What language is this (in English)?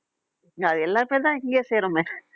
Tamil